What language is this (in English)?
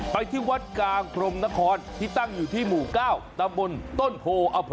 Thai